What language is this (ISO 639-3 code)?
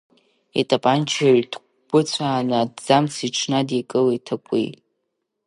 abk